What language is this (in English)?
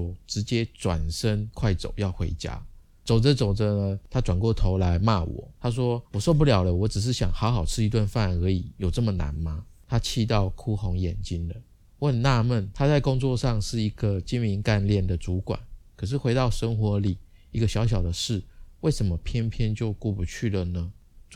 Chinese